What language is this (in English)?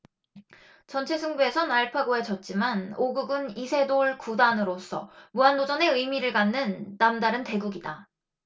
Korean